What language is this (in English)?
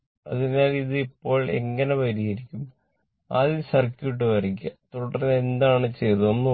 Malayalam